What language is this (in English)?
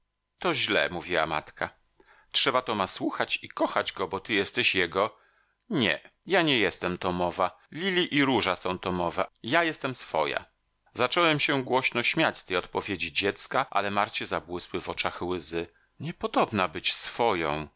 Polish